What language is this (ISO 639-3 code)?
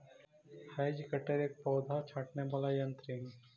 mag